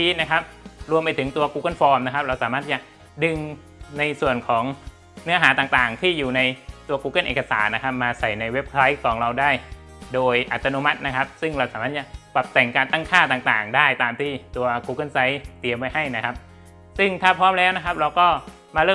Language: Thai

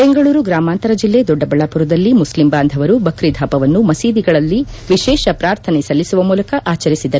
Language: Kannada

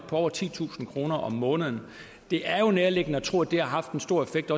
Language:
Danish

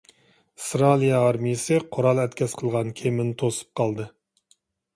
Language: Uyghur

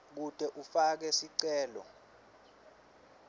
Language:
Swati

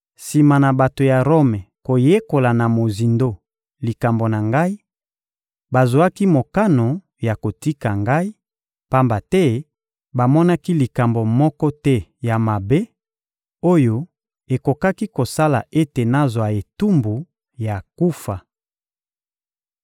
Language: Lingala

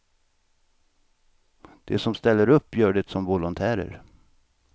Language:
Swedish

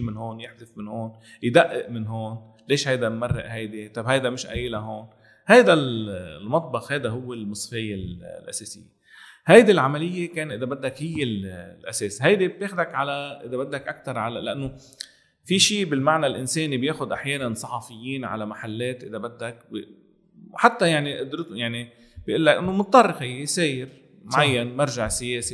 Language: Arabic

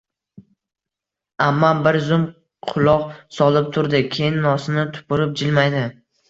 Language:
Uzbek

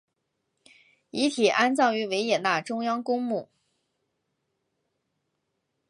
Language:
Chinese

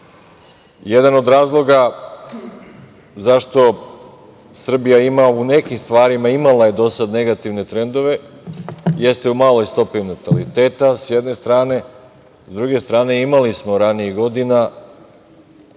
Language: Serbian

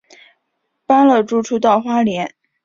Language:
Chinese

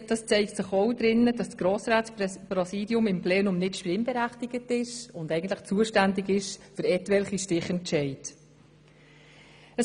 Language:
Swiss German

